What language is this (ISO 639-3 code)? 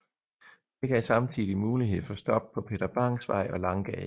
dan